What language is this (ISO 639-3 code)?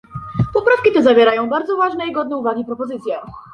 pol